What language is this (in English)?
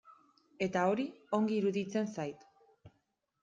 Basque